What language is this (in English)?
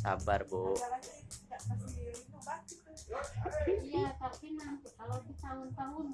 Indonesian